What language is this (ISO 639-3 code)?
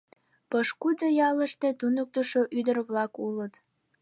chm